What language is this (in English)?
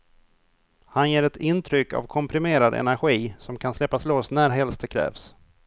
Swedish